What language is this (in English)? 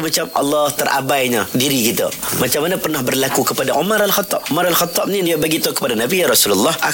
Malay